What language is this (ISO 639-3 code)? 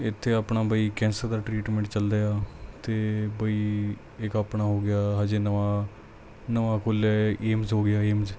pan